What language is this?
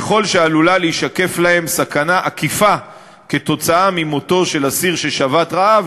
Hebrew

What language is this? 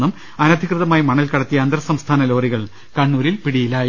Malayalam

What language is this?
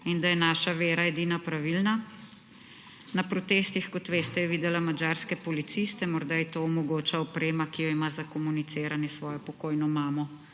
Slovenian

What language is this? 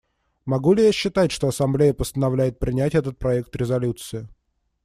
Russian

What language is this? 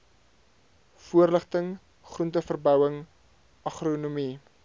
Afrikaans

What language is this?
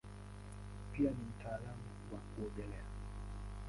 Swahili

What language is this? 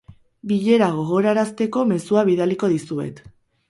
Basque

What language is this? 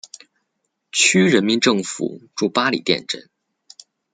Chinese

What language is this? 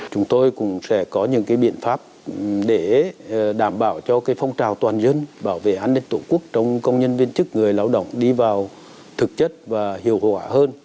Vietnamese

